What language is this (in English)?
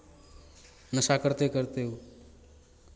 Maithili